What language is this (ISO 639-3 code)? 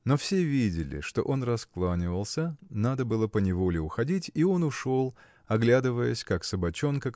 rus